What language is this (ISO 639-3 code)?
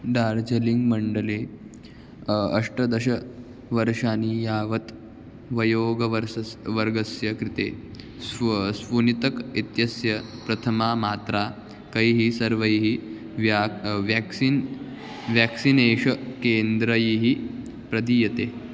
san